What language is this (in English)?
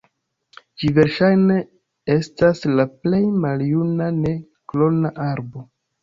Esperanto